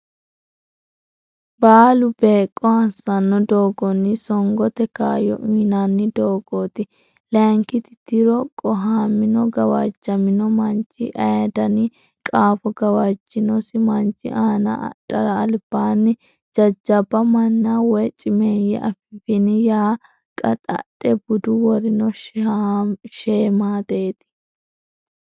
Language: Sidamo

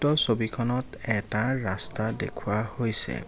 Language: Assamese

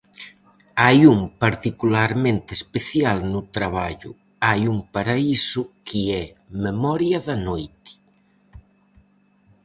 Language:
Galician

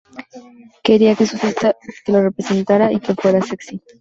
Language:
Spanish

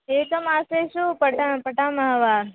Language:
Sanskrit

